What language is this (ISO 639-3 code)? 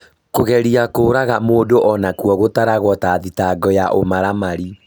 kik